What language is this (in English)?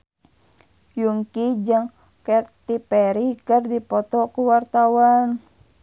Sundanese